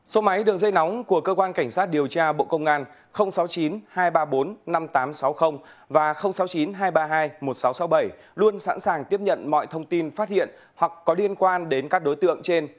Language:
Vietnamese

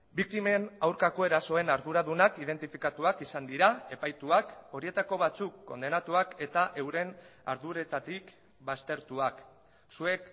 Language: Basque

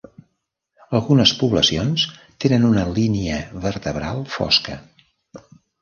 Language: Catalan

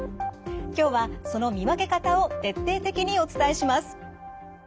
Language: Japanese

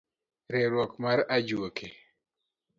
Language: Luo (Kenya and Tanzania)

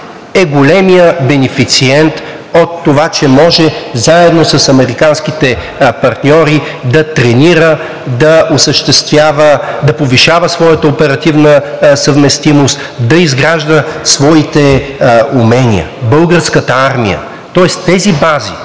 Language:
Bulgarian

